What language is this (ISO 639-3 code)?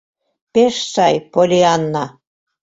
chm